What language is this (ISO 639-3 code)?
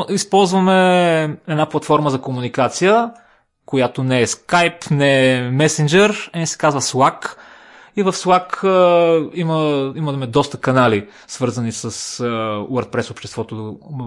bul